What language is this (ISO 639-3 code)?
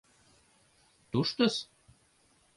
chm